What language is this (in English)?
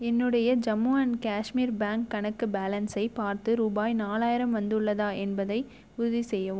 Tamil